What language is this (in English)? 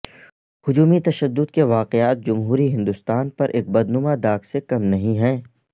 Urdu